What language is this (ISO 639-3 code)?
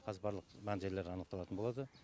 kaz